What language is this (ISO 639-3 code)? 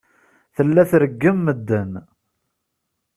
kab